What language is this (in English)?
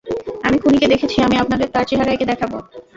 Bangla